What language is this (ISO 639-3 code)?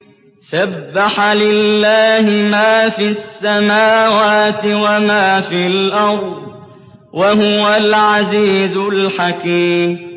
ara